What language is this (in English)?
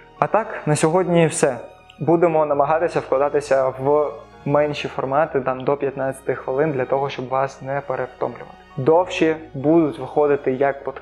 Ukrainian